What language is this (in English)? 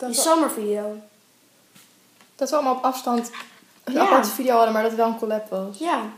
Dutch